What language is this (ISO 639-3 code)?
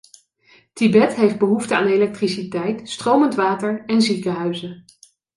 nld